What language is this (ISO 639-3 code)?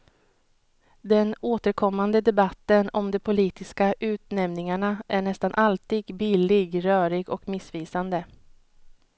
swe